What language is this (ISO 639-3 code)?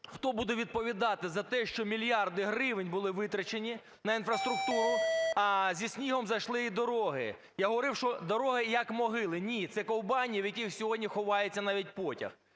ukr